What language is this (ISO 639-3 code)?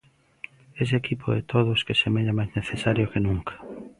glg